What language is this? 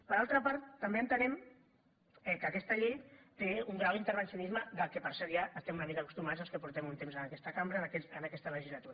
Catalan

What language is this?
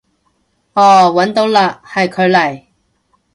Cantonese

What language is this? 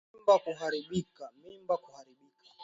Swahili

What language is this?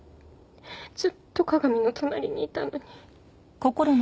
Japanese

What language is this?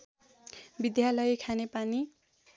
Nepali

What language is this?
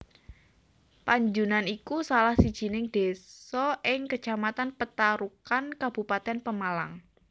Javanese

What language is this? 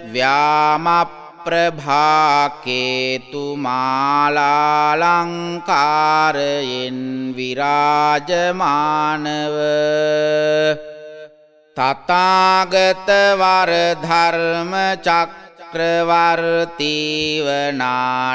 Romanian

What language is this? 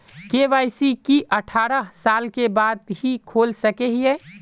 Magahi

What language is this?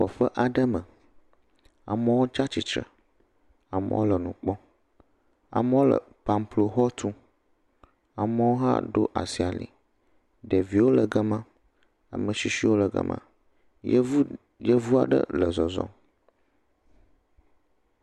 Ewe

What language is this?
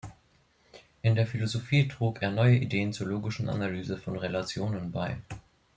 German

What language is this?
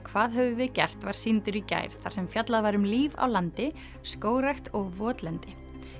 Icelandic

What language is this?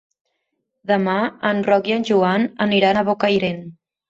Catalan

